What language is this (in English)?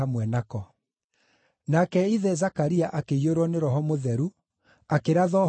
Kikuyu